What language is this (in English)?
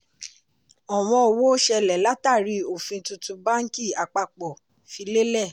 Yoruba